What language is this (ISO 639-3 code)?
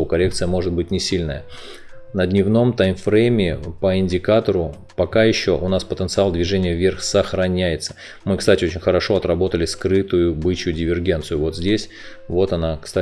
rus